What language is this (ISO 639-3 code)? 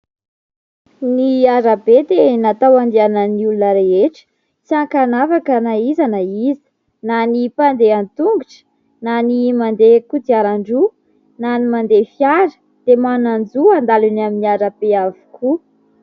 mlg